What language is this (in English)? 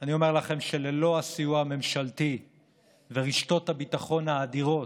Hebrew